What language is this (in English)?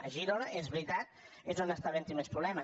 Catalan